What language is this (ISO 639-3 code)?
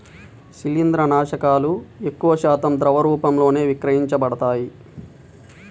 tel